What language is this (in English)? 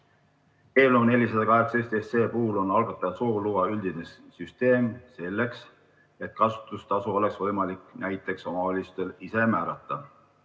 Estonian